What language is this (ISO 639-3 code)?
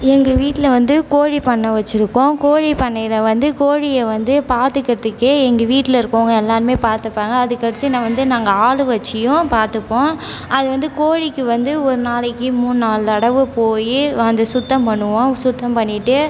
tam